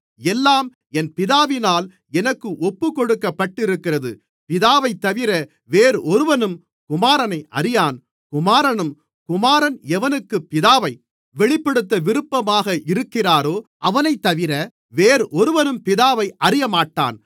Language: Tamil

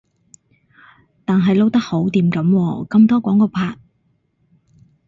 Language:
Cantonese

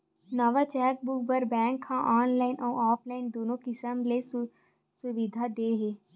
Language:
Chhattisgarhi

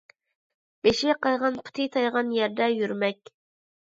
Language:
Uyghur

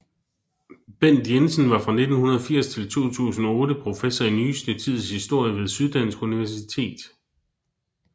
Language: Danish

